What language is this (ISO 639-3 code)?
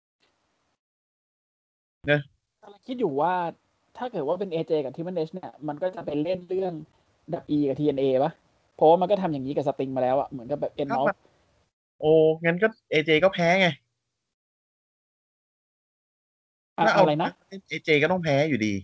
tha